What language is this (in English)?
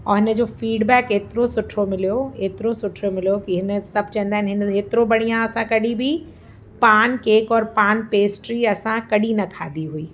Sindhi